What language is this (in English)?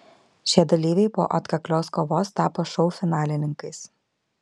Lithuanian